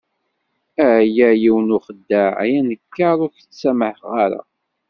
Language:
Kabyle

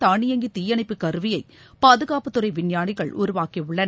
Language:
Tamil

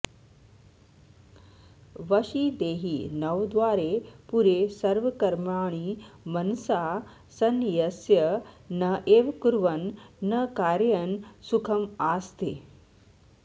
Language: Sanskrit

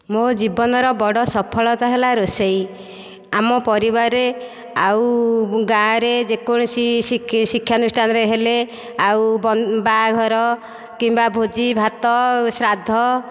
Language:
Odia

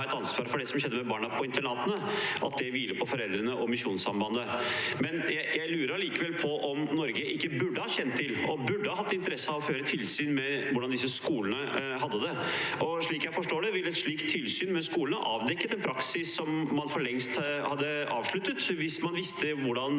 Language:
Norwegian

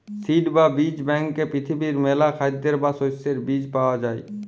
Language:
Bangla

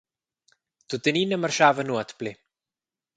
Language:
Romansh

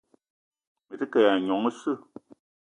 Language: Eton (Cameroon)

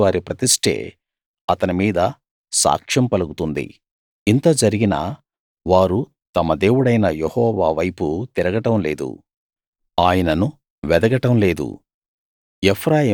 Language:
Telugu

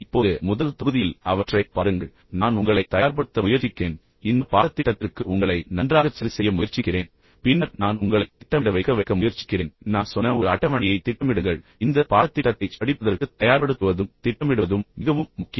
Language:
Tamil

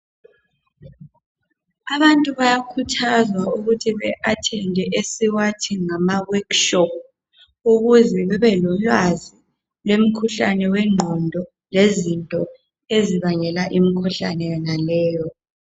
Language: North Ndebele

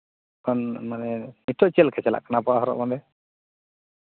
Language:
Santali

